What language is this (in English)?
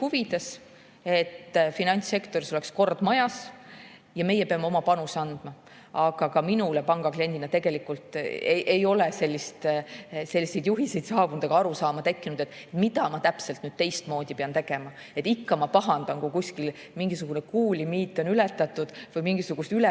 Estonian